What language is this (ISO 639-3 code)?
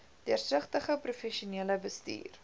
afr